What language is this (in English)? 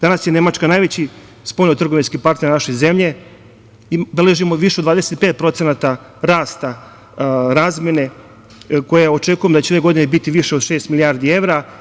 Serbian